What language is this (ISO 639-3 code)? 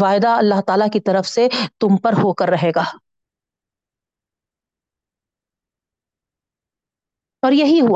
urd